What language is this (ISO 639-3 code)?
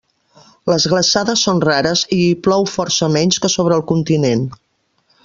cat